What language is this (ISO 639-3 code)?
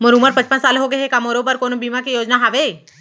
hne